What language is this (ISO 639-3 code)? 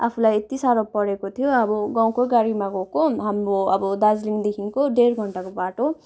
nep